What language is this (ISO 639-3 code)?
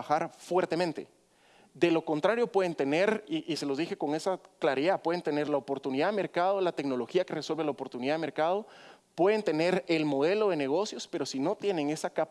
spa